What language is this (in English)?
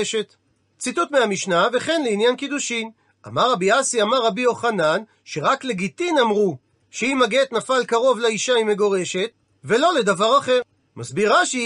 Hebrew